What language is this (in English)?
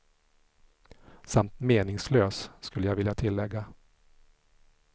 Swedish